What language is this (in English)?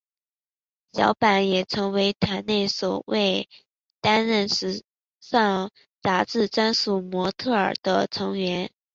Chinese